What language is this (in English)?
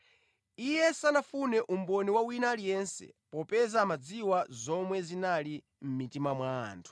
Nyanja